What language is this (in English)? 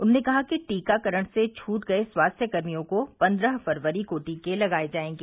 Hindi